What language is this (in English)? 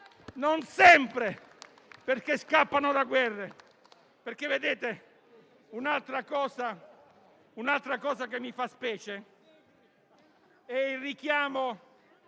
Italian